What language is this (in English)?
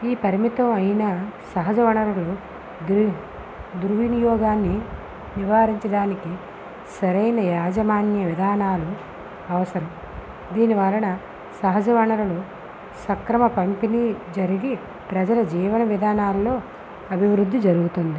Telugu